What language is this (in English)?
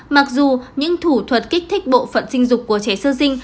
Vietnamese